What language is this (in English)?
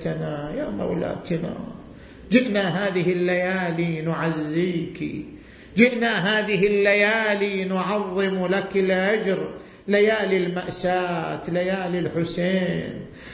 Arabic